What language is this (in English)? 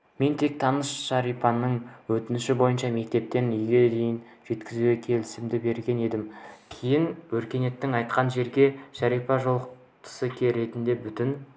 Kazakh